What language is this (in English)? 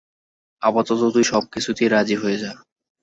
Bangla